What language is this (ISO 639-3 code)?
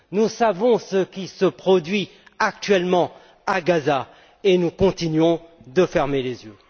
fra